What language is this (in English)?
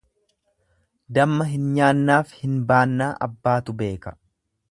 Oromo